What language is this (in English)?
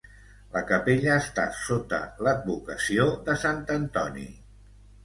Catalan